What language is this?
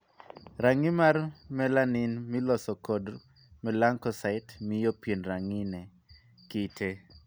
Luo (Kenya and Tanzania)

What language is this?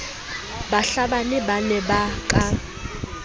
Southern Sotho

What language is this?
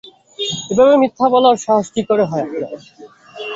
Bangla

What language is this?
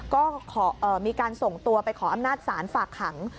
Thai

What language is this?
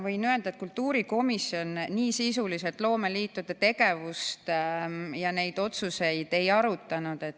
Estonian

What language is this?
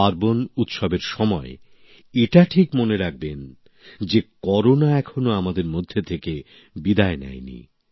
Bangla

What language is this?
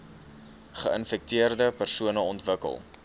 Afrikaans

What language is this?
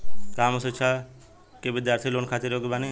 Bhojpuri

